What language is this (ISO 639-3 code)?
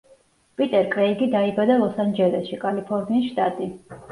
kat